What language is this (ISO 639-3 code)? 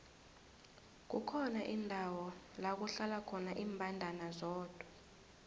nbl